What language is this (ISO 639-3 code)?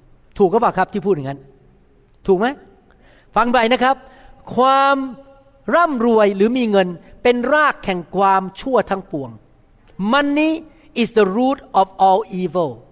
tha